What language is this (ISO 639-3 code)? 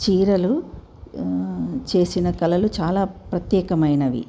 tel